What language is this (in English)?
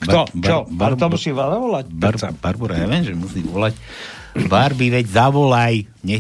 Slovak